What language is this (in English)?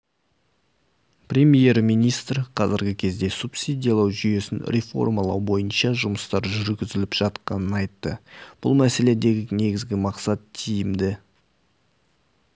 Kazakh